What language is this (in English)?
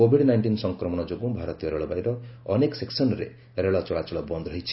Odia